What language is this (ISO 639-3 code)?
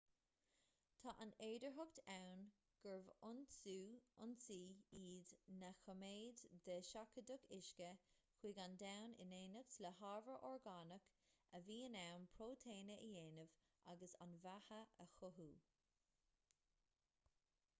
gle